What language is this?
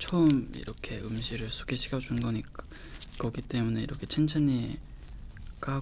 Korean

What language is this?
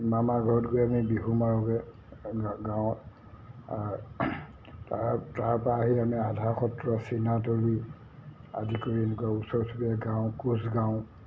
Assamese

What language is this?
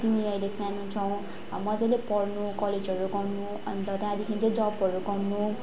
Nepali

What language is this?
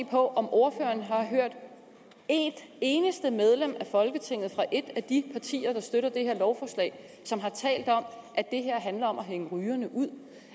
Danish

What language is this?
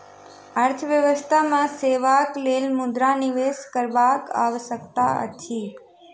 Maithili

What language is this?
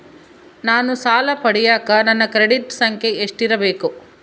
Kannada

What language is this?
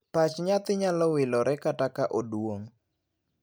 Luo (Kenya and Tanzania)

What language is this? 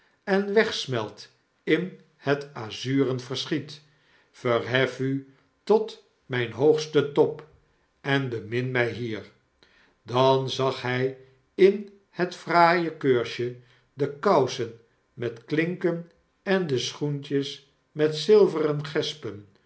Dutch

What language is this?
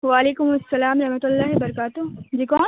Urdu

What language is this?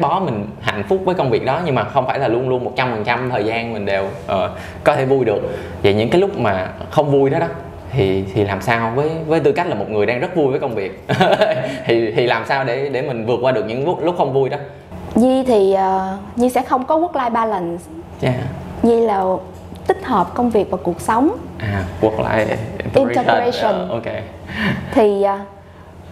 Vietnamese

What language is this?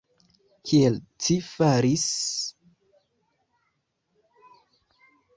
Esperanto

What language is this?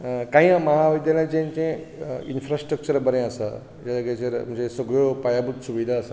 Konkani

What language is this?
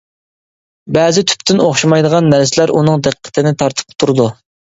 Uyghur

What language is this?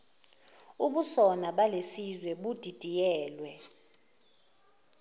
Zulu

